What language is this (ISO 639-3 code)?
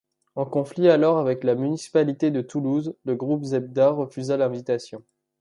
fra